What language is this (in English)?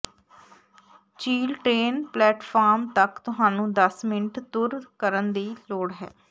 Punjabi